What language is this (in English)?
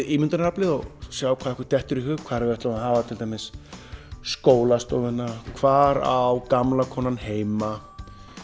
Icelandic